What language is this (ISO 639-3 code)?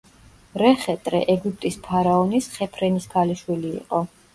kat